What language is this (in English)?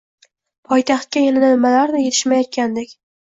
Uzbek